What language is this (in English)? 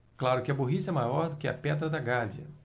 Portuguese